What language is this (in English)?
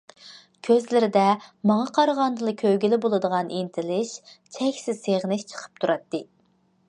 Uyghur